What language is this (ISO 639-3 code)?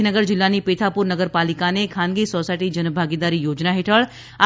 guj